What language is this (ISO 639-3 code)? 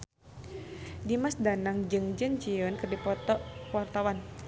sun